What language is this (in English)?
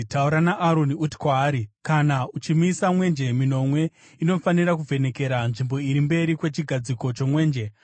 Shona